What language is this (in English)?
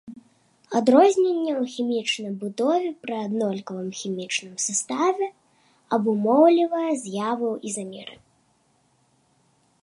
Belarusian